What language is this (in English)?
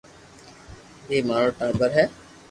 Loarki